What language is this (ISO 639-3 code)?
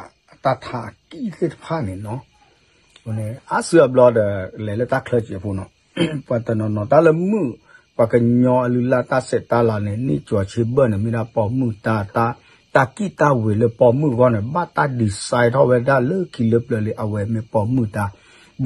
tha